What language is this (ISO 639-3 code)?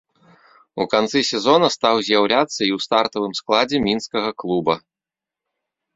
bel